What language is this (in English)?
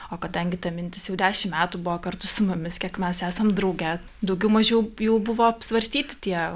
Lithuanian